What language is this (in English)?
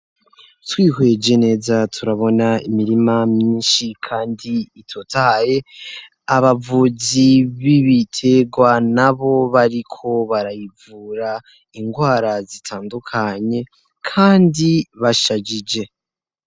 Rundi